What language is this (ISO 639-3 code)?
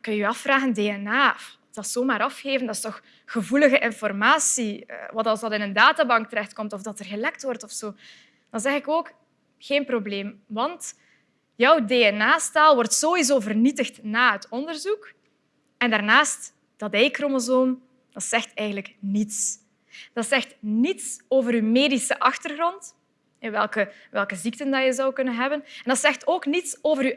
nld